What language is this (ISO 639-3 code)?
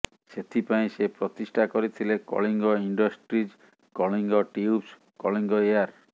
ori